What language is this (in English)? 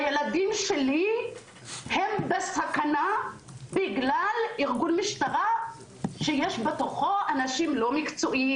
Hebrew